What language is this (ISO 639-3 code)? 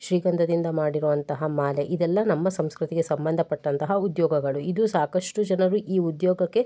kan